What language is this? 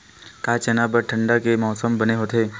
Chhattisgarhi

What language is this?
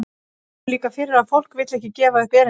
Icelandic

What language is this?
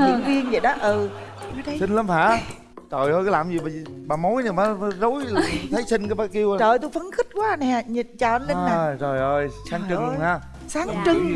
Vietnamese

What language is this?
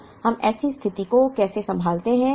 Hindi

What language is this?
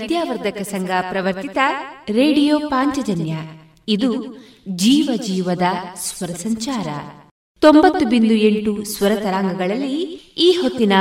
Kannada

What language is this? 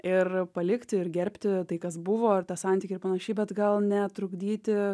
Lithuanian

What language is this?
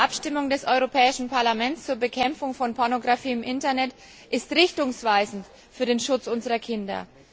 German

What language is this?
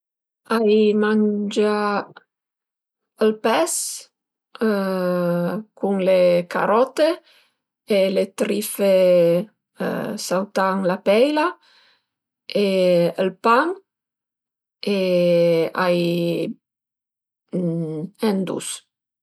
Piedmontese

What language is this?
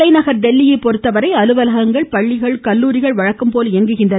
Tamil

